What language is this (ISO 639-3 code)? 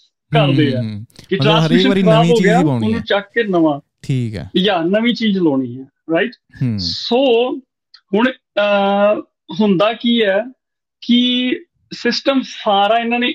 pan